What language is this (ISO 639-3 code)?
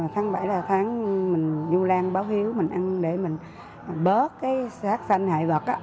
vie